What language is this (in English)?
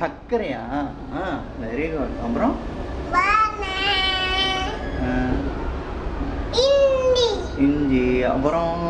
Tamil